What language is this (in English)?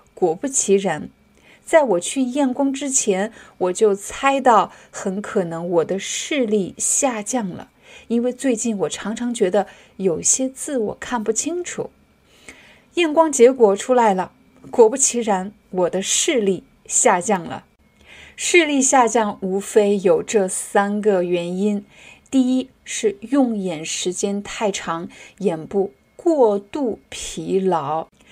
Chinese